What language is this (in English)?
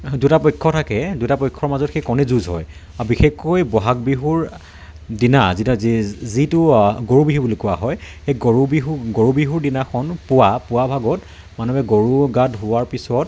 Assamese